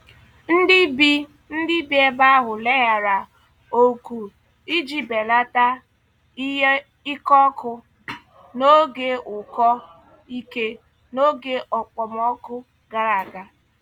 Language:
Igbo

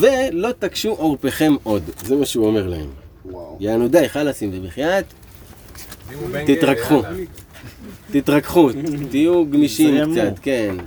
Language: Hebrew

